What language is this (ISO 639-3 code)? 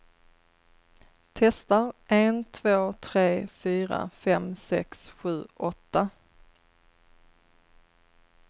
swe